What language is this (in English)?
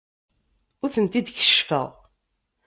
Kabyle